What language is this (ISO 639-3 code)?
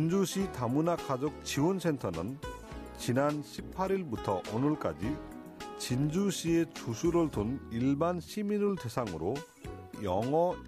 kor